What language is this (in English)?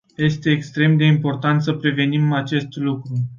Romanian